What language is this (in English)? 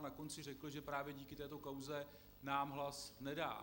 Czech